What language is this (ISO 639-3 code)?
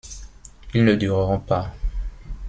fra